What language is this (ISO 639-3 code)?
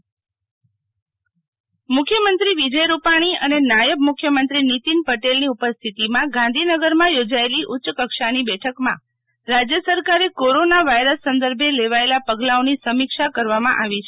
guj